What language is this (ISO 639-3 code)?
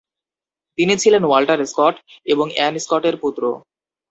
ben